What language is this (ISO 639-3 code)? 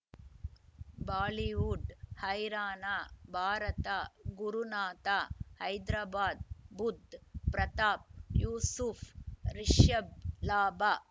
kan